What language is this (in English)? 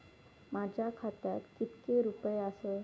Marathi